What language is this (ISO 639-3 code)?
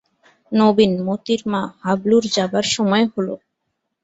ben